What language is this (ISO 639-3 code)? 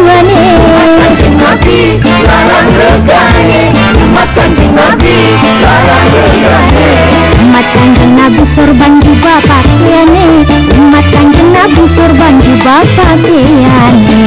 ind